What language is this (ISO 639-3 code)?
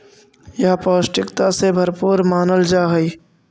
mag